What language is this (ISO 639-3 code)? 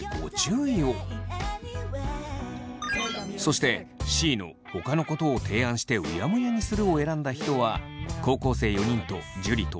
jpn